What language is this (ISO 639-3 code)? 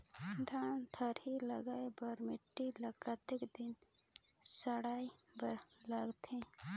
hne